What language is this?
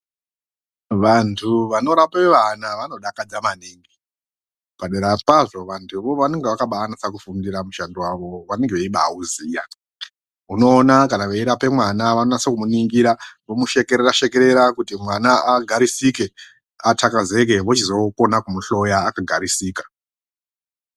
Ndau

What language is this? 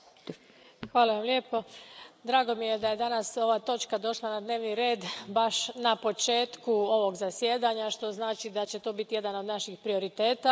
Croatian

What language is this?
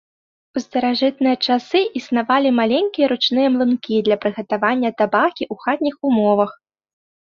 Belarusian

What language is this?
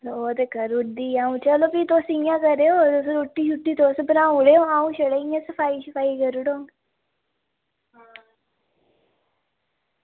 Dogri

